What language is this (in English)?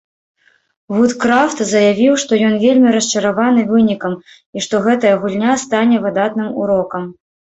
Belarusian